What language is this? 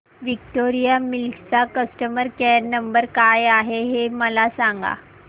Marathi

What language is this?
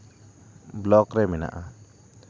Santali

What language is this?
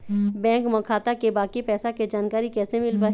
Chhattisgarhi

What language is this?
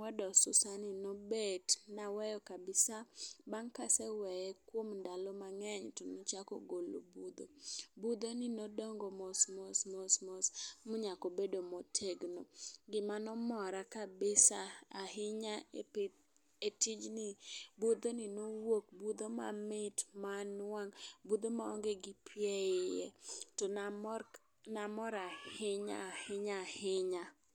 Luo (Kenya and Tanzania)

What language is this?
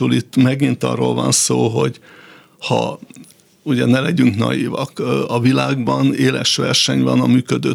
Hungarian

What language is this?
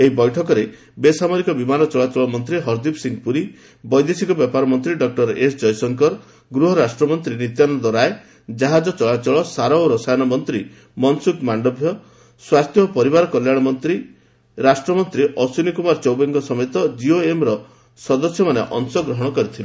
Odia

